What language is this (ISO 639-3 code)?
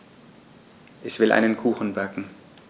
deu